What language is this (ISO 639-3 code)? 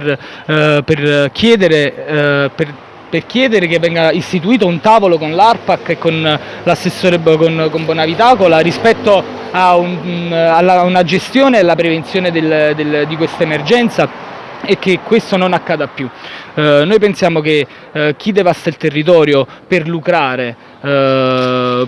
ita